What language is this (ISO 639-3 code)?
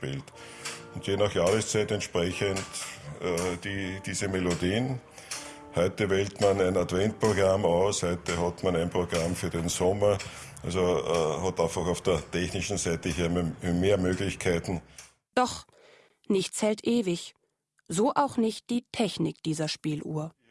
deu